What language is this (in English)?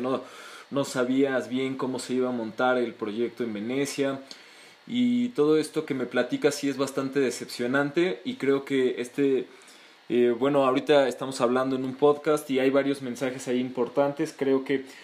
Spanish